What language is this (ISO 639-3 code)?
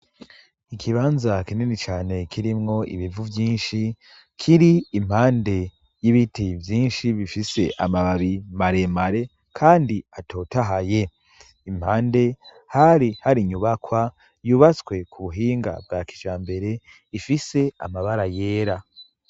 run